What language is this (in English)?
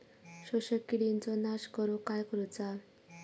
Marathi